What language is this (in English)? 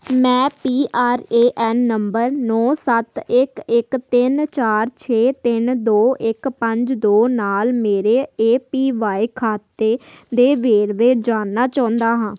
Punjabi